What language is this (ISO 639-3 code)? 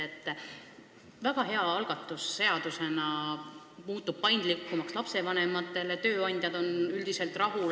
est